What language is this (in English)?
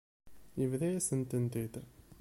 Kabyle